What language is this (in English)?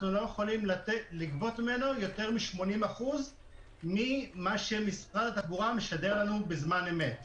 Hebrew